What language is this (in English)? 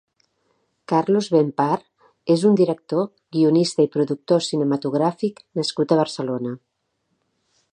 Catalan